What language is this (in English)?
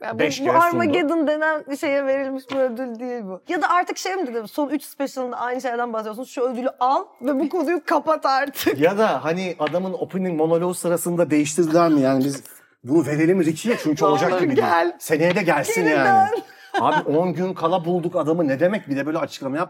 Turkish